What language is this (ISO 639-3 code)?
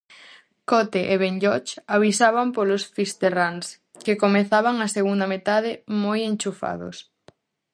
glg